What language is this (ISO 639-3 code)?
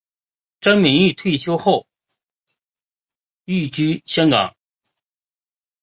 zho